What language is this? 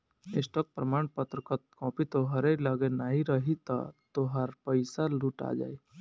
Bhojpuri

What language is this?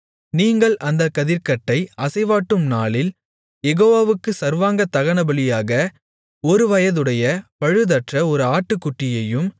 Tamil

